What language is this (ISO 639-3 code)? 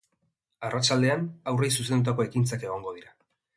eus